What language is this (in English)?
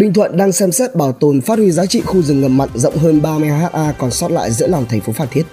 Vietnamese